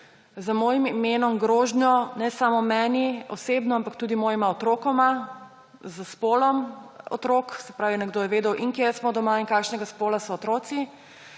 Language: Slovenian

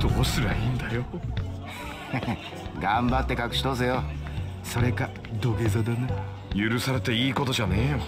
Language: Japanese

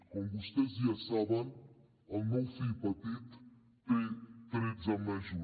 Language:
Catalan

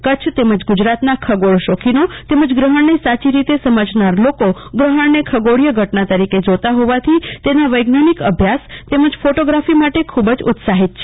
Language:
Gujarati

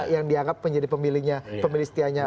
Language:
Indonesian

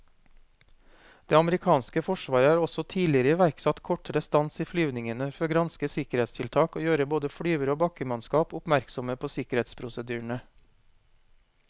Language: Norwegian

